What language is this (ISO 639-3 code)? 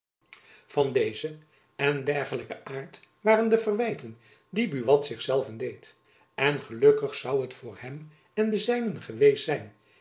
nld